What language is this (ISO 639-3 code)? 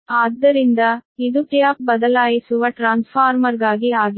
kan